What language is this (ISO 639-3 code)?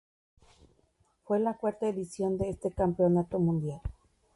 spa